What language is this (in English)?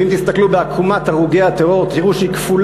Hebrew